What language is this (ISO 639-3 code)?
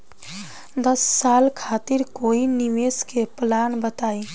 bho